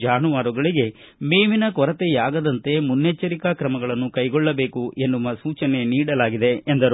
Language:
Kannada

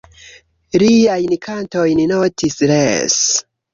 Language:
Esperanto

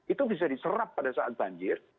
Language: Indonesian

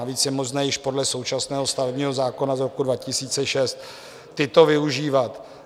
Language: Czech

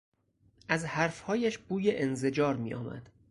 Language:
Persian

